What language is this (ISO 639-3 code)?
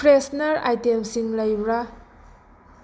mni